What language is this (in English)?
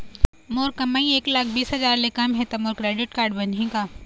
Chhattisgarhi